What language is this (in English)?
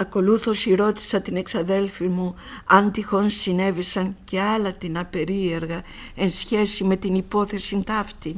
Greek